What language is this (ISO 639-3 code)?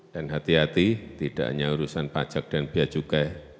ind